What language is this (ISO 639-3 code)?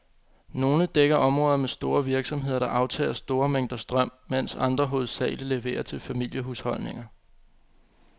dan